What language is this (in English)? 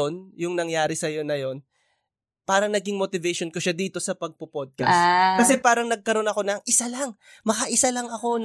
Filipino